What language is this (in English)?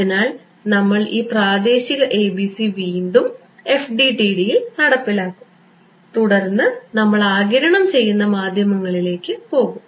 Malayalam